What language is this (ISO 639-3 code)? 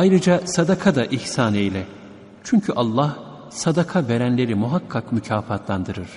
tur